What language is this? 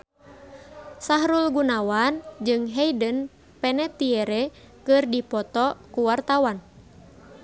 Sundanese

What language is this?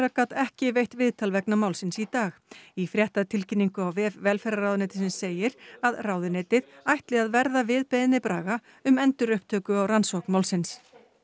Icelandic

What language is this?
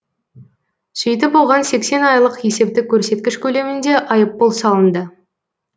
Kazakh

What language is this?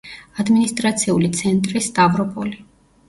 Georgian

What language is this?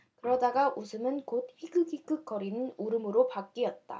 Korean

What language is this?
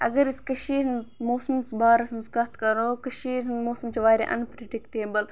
Kashmiri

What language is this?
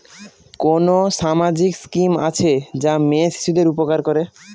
Bangla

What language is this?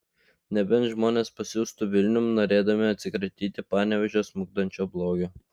Lithuanian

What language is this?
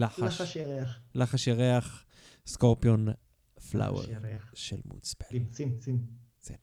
Hebrew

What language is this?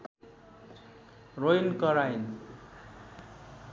Nepali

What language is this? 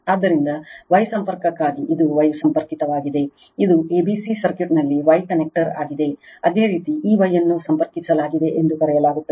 Kannada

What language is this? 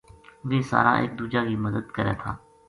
Gujari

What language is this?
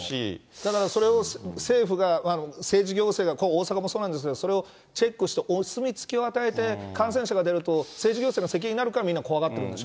Japanese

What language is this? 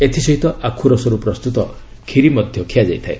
Odia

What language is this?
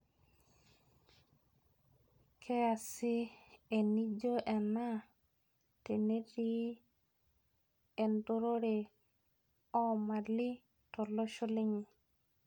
Masai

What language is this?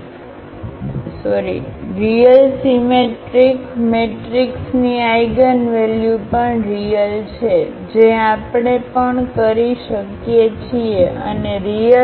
Gujarati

